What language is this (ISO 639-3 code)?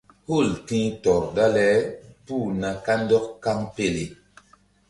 mdd